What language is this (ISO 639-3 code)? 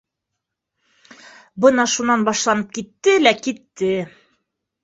bak